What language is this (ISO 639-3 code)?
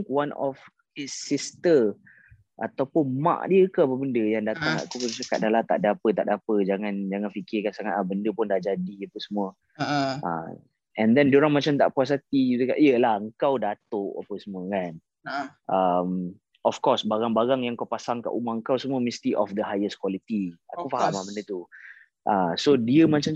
msa